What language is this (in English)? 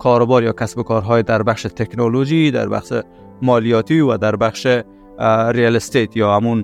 Persian